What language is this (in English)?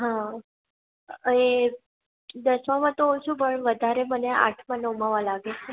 Gujarati